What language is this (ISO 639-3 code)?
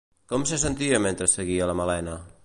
cat